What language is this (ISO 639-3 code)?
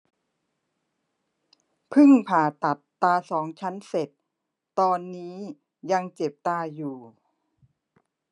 tha